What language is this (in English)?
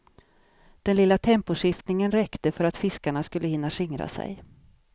Swedish